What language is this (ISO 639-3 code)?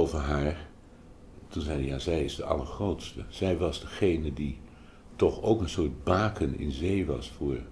nld